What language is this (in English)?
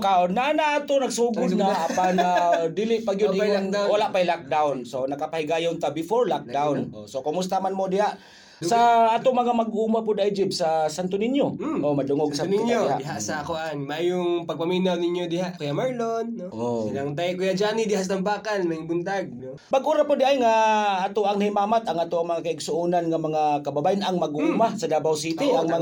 Filipino